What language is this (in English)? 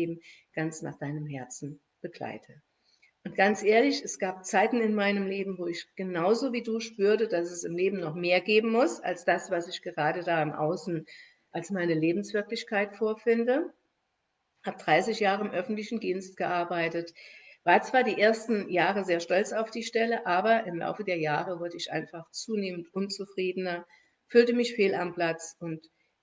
German